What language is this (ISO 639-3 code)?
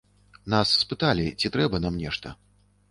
bel